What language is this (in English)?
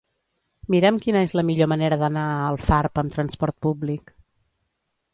Catalan